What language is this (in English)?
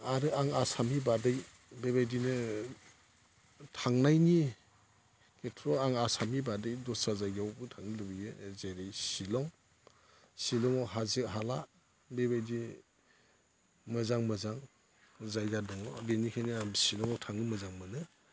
Bodo